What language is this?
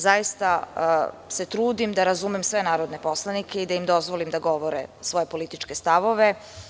Serbian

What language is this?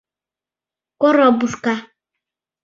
Mari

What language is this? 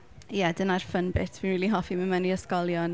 Welsh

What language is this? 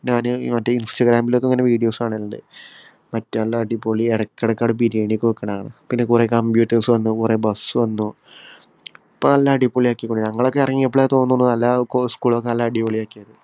Malayalam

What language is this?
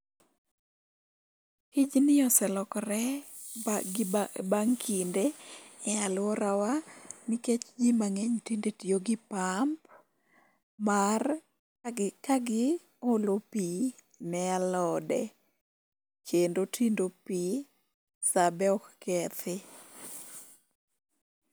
Luo (Kenya and Tanzania)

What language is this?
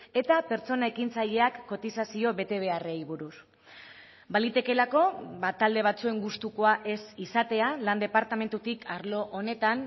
Basque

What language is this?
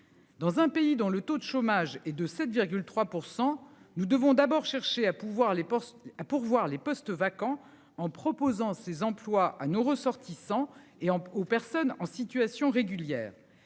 French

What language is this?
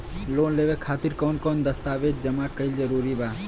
Bhojpuri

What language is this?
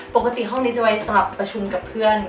Thai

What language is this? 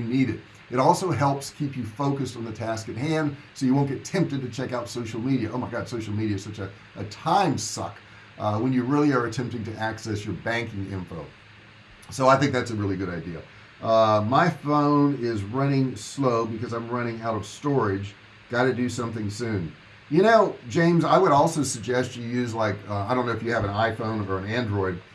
English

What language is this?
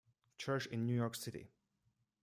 English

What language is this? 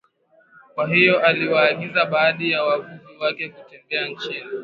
Swahili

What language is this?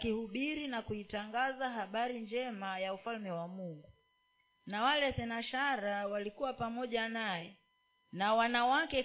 Swahili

